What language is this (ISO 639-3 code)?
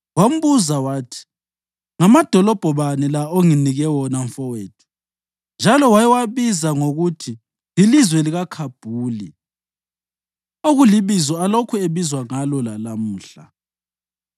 nde